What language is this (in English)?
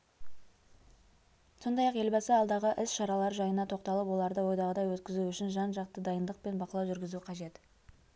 Kazakh